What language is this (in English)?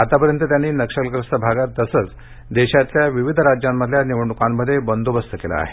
Marathi